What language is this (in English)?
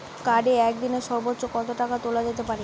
Bangla